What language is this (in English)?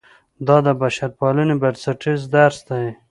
Pashto